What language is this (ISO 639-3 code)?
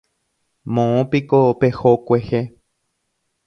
grn